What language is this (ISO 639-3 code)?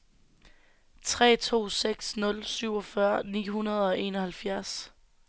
dan